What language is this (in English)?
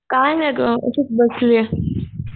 Marathi